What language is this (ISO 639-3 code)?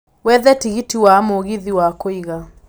kik